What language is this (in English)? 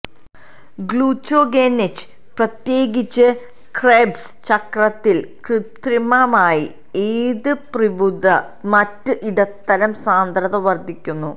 Malayalam